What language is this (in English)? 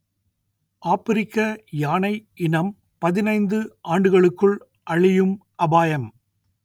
Tamil